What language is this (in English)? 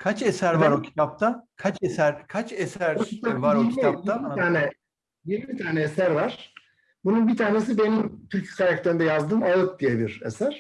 Turkish